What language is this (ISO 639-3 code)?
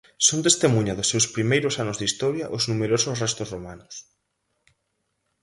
glg